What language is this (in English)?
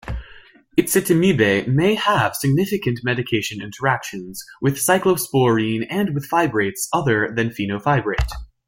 English